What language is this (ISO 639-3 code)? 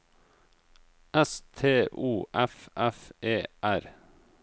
nor